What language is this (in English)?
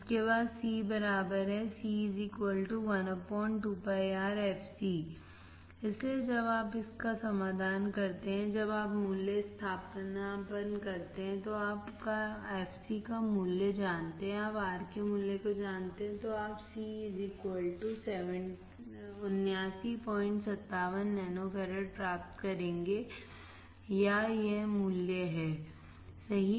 Hindi